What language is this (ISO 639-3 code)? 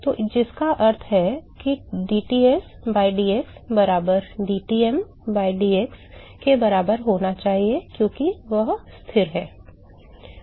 hin